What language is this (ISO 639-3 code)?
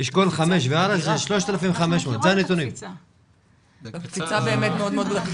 heb